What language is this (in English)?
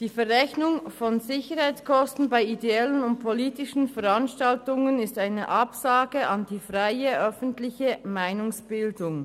Swiss German